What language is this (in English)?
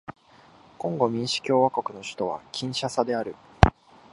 Japanese